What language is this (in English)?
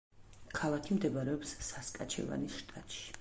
Georgian